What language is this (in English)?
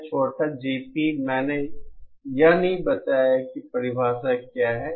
Hindi